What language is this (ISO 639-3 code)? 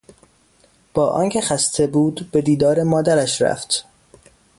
fas